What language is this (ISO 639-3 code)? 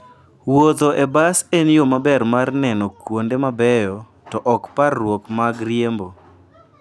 luo